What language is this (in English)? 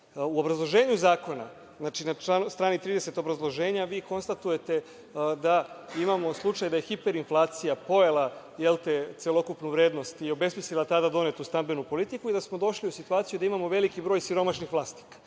Serbian